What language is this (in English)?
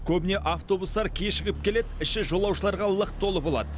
Kazakh